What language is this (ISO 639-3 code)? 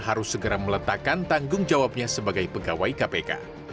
ind